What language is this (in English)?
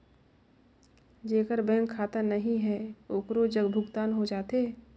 Chhattisgarhi